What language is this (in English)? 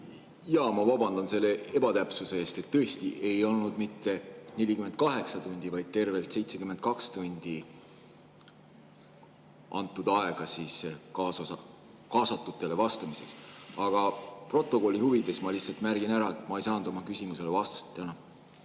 Estonian